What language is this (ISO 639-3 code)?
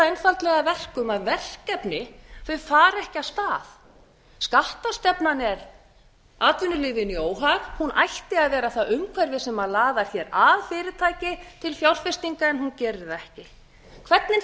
isl